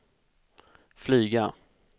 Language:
Swedish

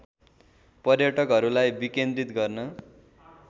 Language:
Nepali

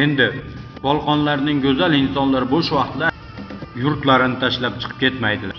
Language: Turkish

